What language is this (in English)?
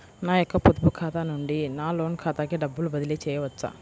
Telugu